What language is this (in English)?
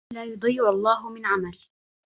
Arabic